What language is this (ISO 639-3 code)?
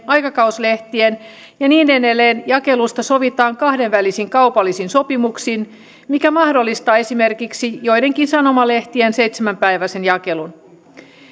fin